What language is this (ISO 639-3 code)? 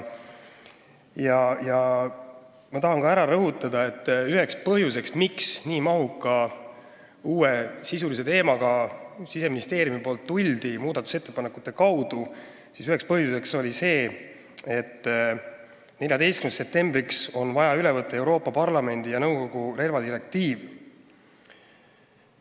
est